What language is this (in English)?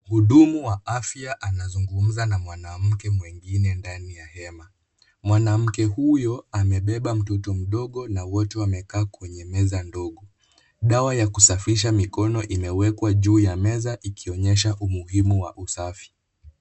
Swahili